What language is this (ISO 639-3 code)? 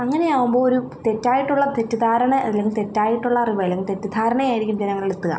mal